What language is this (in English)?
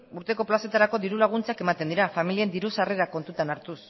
Basque